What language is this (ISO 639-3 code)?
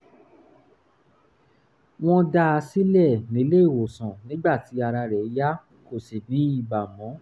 yor